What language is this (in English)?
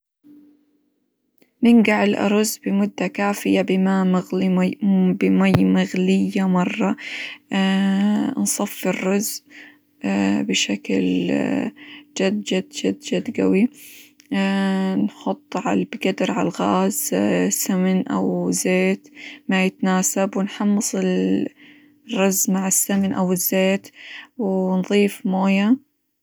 Hijazi Arabic